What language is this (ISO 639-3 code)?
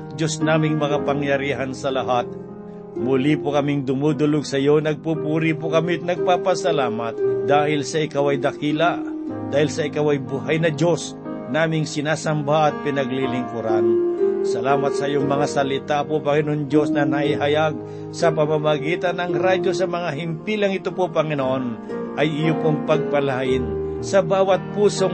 fil